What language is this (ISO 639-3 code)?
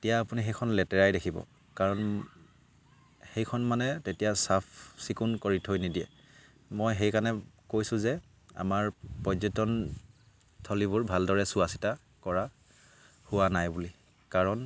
asm